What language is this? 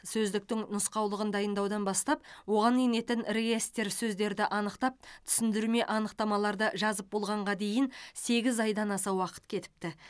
Kazakh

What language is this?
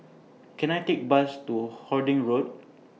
English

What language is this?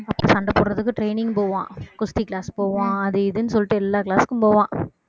Tamil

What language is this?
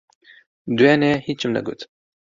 Central Kurdish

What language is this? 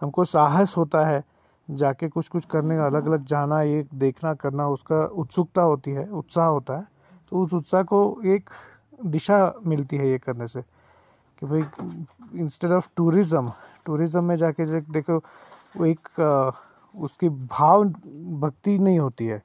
Hindi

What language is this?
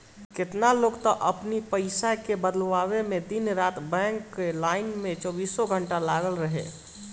Bhojpuri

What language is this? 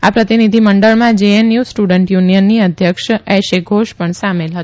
Gujarati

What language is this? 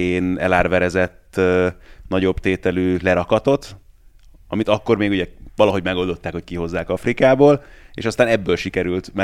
Hungarian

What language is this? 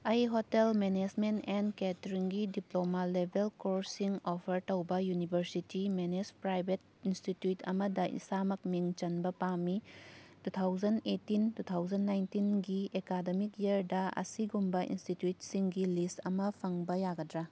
Manipuri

